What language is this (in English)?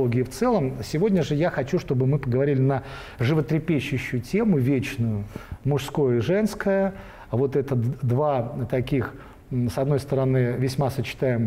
Russian